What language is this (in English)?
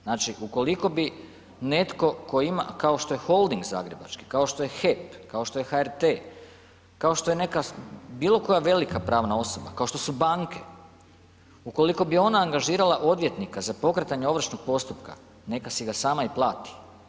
Croatian